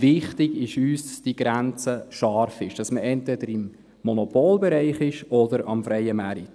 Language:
Swiss German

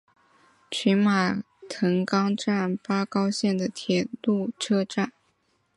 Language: Chinese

